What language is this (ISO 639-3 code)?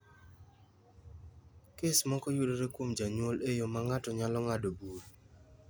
luo